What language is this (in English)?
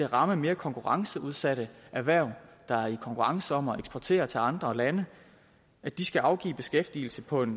Danish